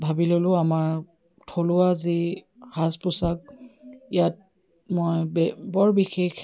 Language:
Assamese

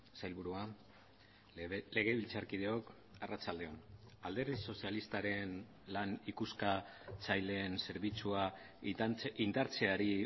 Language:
Basque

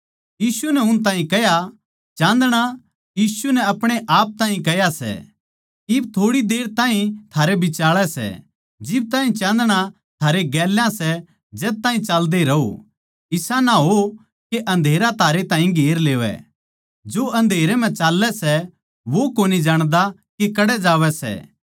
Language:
Haryanvi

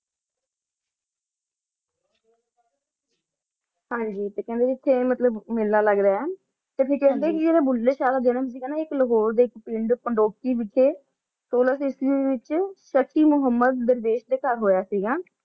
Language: Punjabi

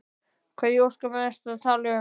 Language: Icelandic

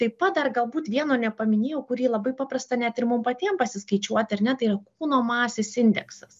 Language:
Lithuanian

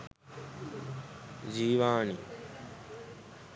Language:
Sinhala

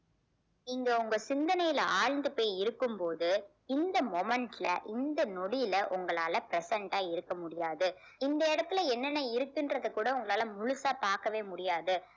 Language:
Tamil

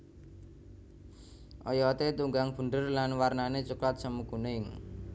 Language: Javanese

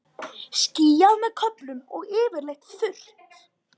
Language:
Icelandic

